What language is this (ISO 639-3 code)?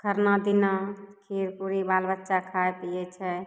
mai